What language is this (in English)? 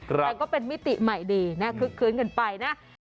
Thai